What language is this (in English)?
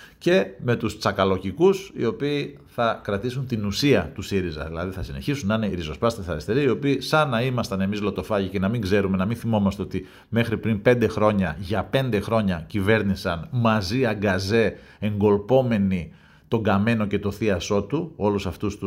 Greek